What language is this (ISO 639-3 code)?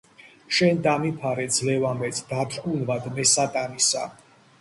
kat